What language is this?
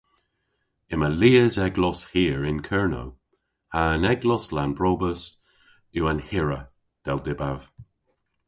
Cornish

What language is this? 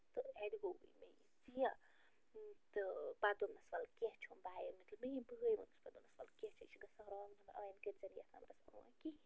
Kashmiri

